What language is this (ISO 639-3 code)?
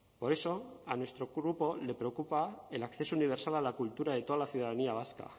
spa